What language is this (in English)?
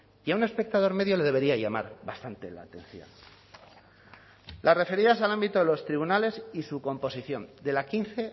Spanish